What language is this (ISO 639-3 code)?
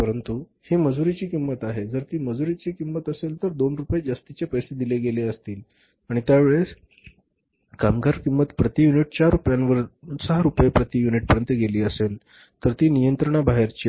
mar